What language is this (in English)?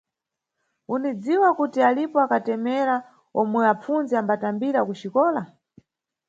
Nyungwe